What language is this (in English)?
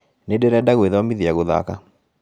Kikuyu